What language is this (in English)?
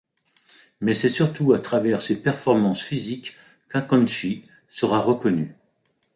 French